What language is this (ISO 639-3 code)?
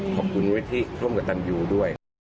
tha